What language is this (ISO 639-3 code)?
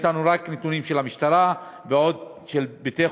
heb